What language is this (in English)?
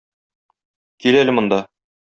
Tatar